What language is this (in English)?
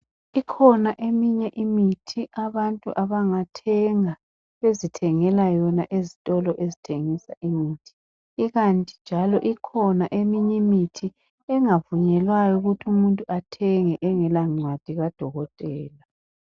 North Ndebele